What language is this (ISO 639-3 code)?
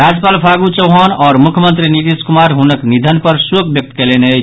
mai